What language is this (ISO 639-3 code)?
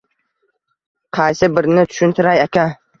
uzb